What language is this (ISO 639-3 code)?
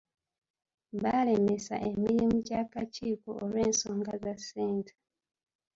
lug